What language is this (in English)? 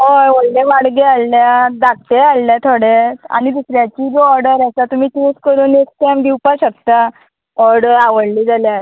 Konkani